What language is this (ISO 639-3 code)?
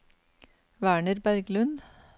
nor